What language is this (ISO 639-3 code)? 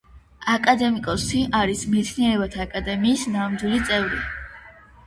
kat